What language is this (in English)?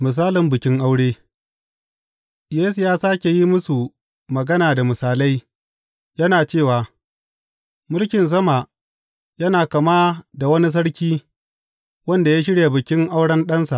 Hausa